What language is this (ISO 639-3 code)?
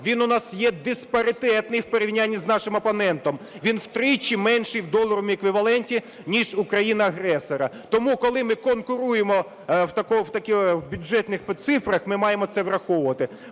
ukr